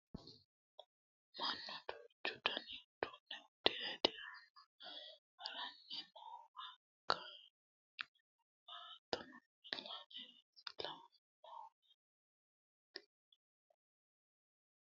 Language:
Sidamo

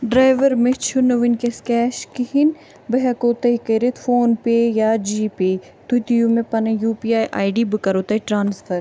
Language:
Kashmiri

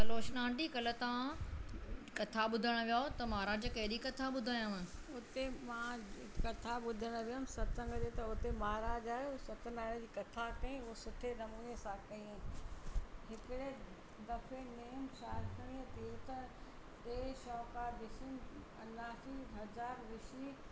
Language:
Sindhi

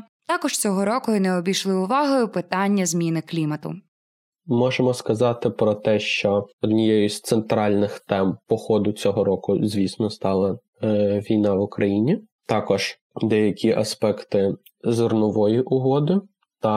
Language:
Ukrainian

